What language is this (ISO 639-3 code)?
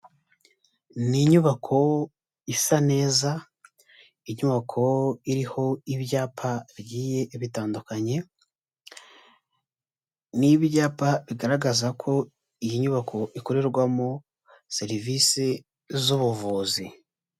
kin